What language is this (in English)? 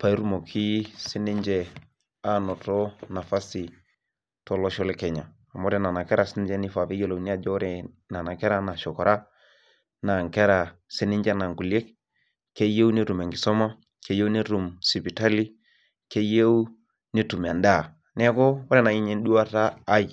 Masai